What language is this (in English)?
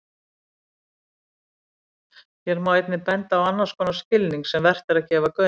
Icelandic